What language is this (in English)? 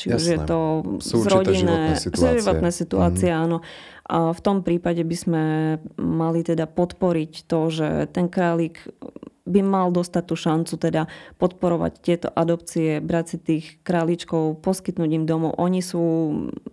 Slovak